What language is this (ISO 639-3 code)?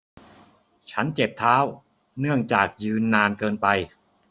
tha